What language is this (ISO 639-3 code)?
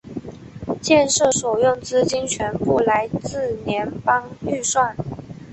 zho